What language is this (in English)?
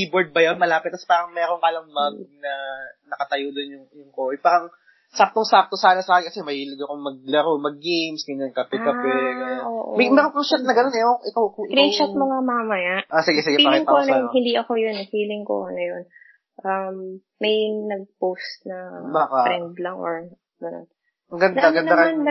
Filipino